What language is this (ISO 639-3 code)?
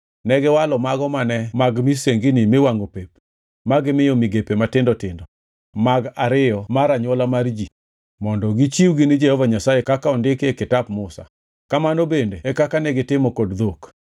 luo